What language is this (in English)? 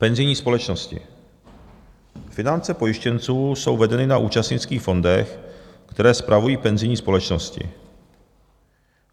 Czech